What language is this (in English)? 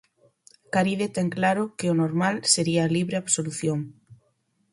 Galician